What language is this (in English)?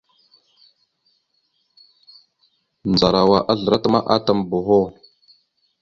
Mada (Cameroon)